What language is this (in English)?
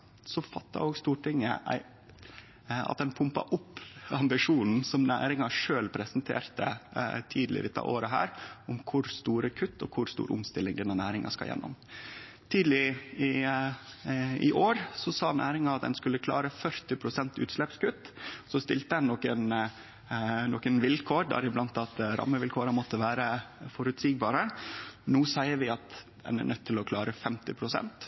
Norwegian Nynorsk